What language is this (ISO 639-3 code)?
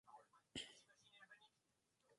swa